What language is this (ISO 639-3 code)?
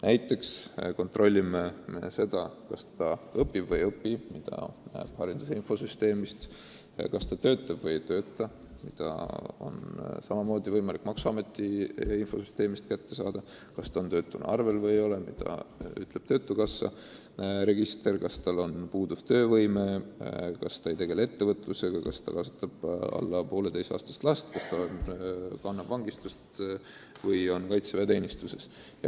est